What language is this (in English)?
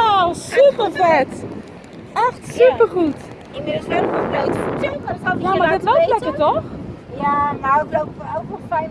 Dutch